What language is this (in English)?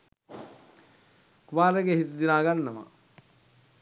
Sinhala